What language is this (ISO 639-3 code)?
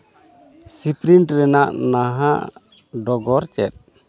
sat